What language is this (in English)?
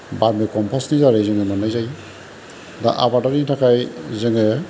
Bodo